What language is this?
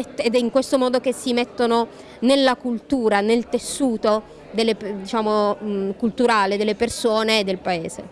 Italian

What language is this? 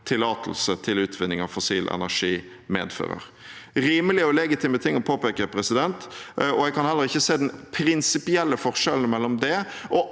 Norwegian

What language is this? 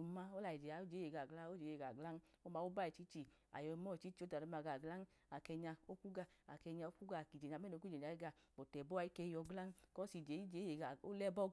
Idoma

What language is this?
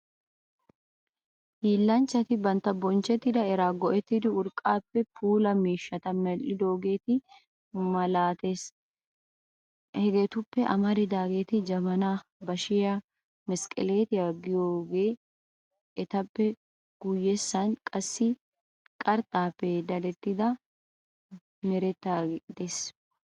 Wolaytta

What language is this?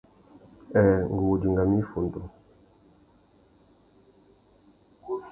Tuki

